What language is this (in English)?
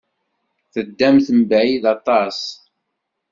Kabyle